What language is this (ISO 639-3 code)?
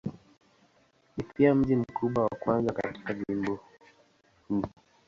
swa